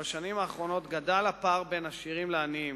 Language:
Hebrew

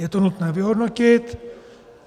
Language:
Czech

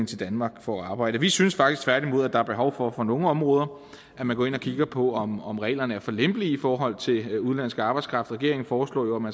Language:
Danish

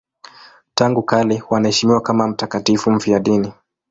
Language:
Swahili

